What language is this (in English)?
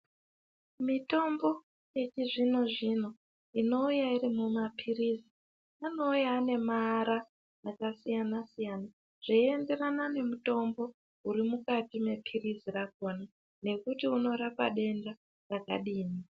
Ndau